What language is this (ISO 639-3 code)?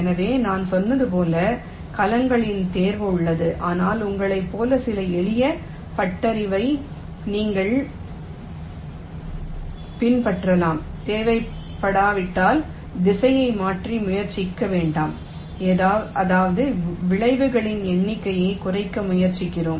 tam